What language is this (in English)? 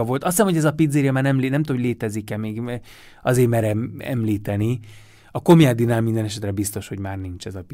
Hungarian